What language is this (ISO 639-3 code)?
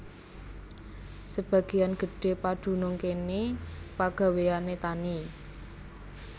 jav